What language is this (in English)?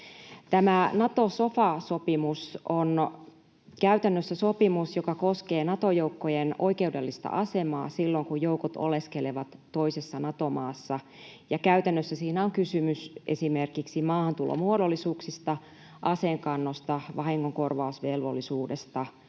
Finnish